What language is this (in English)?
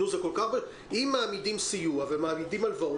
Hebrew